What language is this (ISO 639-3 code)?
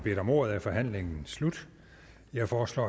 dan